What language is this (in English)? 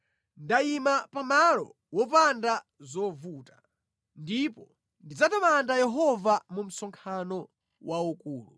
Nyanja